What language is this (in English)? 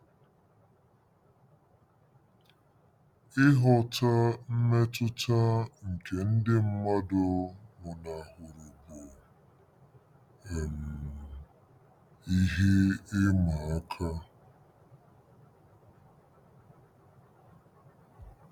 Igbo